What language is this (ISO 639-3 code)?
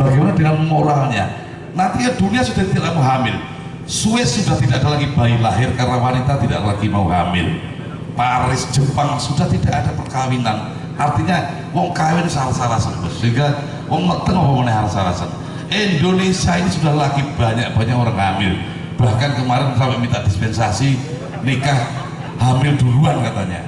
ind